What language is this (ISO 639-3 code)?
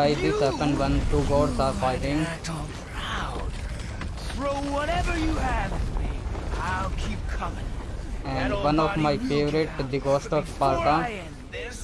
eng